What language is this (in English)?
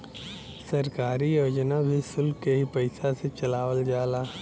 Bhojpuri